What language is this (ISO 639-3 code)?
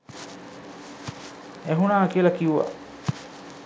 sin